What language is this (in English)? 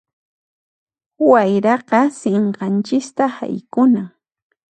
Puno Quechua